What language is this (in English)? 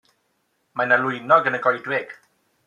Welsh